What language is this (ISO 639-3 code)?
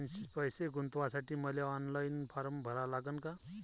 mar